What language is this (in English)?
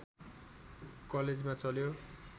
Nepali